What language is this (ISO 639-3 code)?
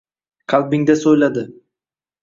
uzb